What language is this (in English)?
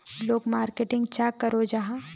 Magahi